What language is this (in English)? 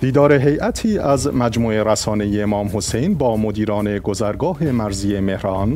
Persian